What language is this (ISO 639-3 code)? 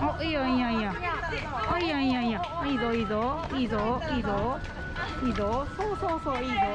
jpn